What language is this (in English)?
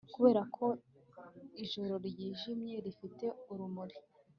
Kinyarwanda